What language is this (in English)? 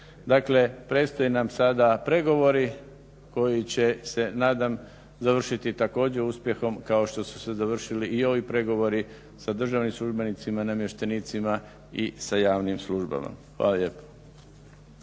Croatian